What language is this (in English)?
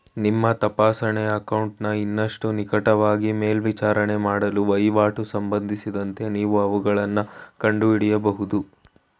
Kannada